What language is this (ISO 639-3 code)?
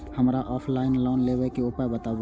mai